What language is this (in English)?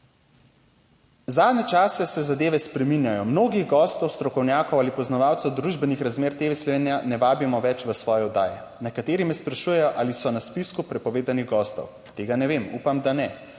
Slovenian